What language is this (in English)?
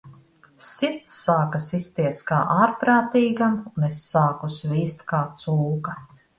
Latvian